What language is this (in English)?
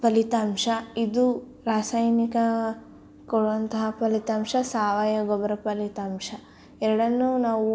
Kannada